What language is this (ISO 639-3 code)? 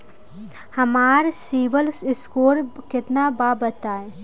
bho